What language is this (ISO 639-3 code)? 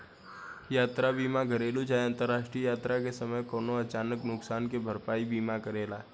bho